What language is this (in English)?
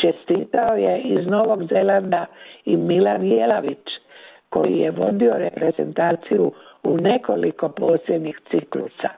Croatian